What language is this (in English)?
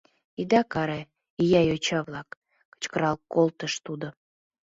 Mari